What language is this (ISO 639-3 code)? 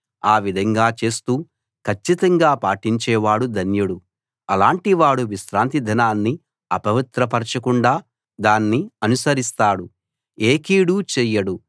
tel